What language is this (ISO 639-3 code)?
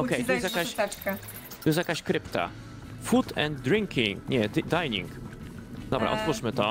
pol